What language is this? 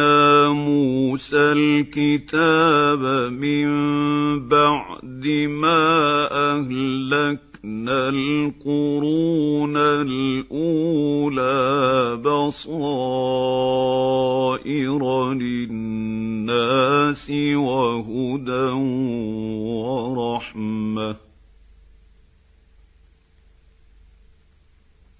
Arabic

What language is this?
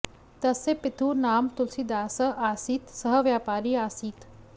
Sanskrit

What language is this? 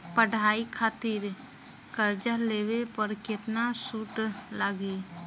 Bhojpuri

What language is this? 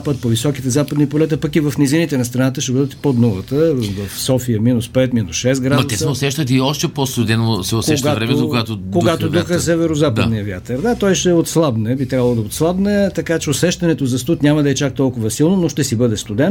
Bulgarian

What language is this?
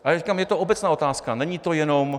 Czech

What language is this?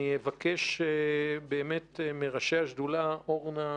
Hebrew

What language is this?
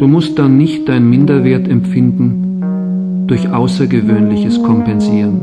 German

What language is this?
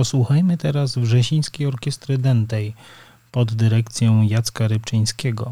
Polish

